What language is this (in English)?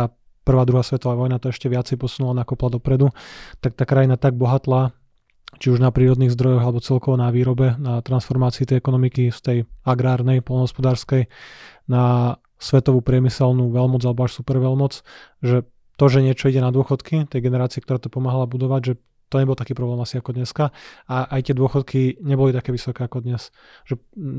Slovak